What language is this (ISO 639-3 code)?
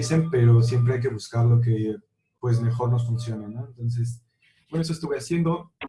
spa